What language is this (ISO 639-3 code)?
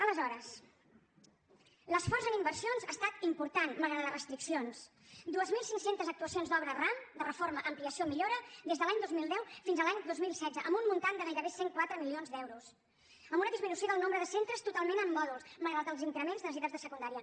cat